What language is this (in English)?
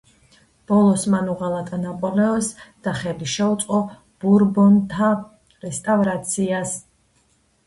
Georgian